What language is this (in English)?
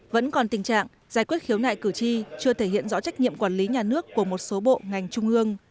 Vietnamese